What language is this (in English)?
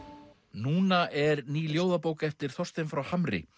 Icelandic